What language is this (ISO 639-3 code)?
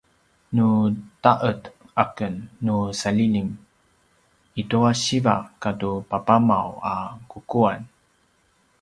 pwn